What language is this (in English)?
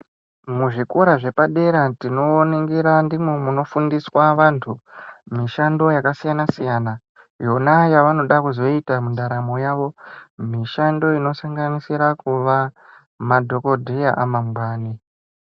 Ndau